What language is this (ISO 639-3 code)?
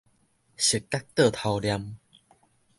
nan